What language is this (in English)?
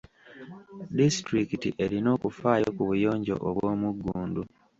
Ganda